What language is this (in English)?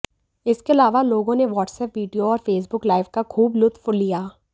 Hindi